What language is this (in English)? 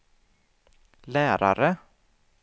Swedish